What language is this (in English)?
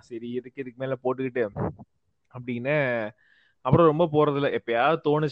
Tamil